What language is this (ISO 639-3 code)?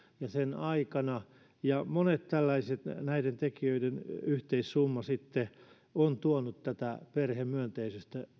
fin